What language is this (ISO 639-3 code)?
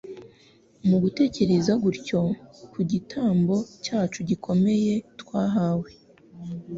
kin